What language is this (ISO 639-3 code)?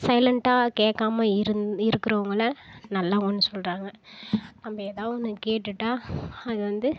tam